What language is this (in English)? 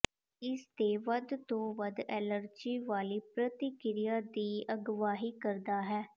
Punjabi